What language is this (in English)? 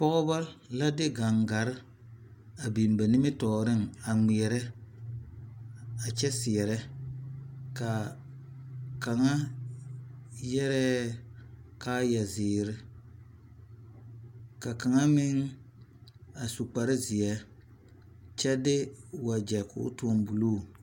Southern Dagaare